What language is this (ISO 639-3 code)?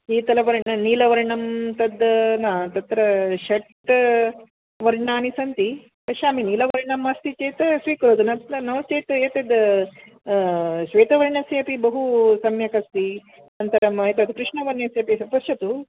san